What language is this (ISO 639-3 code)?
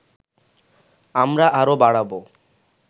ben